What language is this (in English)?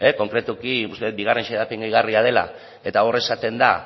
Basque